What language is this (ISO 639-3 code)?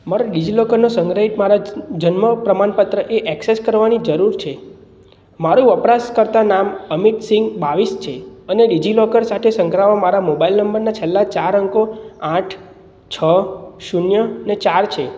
guj